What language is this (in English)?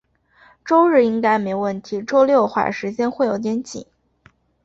Chinese